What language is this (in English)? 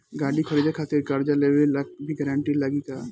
Bhojpuri